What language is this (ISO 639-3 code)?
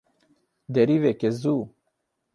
kur